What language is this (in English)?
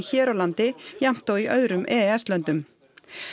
Icelandic